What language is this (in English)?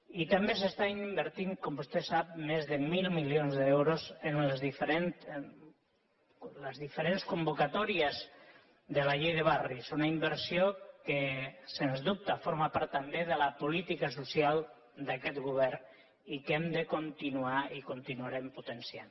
Catalan